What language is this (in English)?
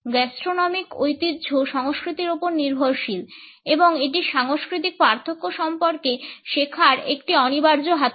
Bangla